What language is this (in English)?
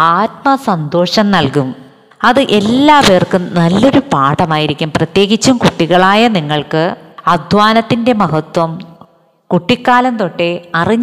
Malayalam